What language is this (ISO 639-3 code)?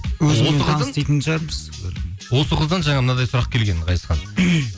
kaz